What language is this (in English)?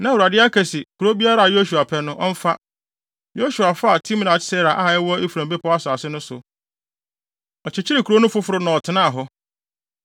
Akan